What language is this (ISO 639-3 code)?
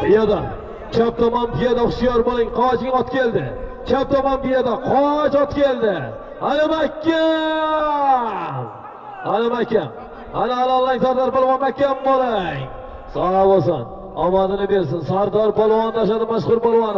tur